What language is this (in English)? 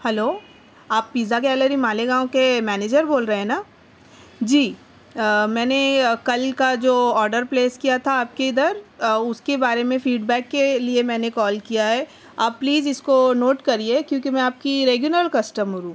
Urdu